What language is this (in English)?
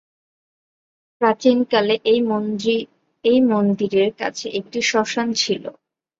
Bangla